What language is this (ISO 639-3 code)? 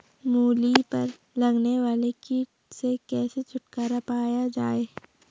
hin